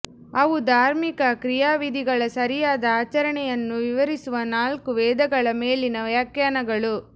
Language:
Kannada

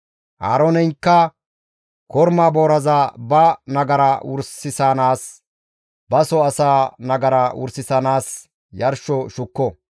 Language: Gamo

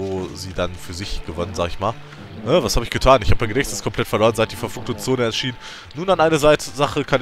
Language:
German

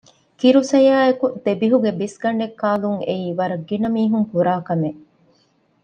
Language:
Divehi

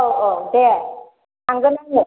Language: Bodo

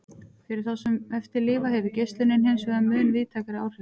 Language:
Icelandic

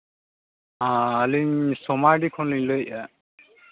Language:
Santali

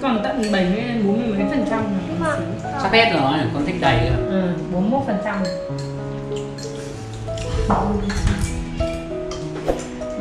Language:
Vietnamese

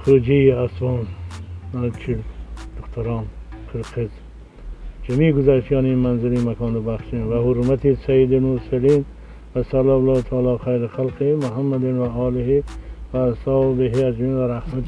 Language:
Turkish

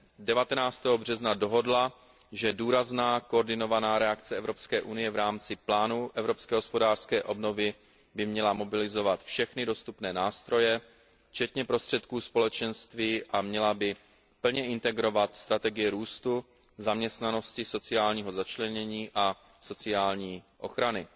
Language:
Czech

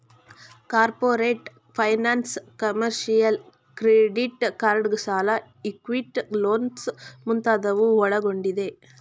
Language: Kannada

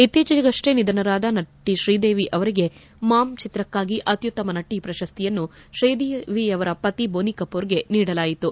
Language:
Kannada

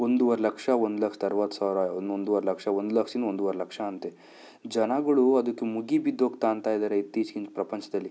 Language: Kannada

